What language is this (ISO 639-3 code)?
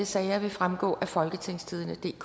dan